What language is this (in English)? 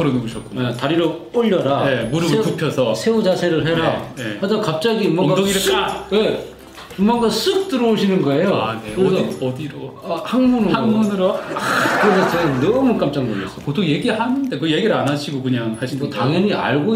Korean